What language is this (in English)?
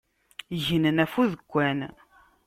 Kabyle